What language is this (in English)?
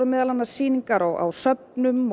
Icelandic